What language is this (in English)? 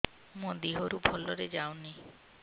Odia